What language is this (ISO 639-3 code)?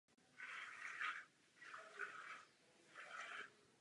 ces